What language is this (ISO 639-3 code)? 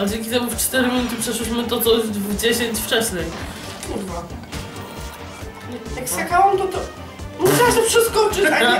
pol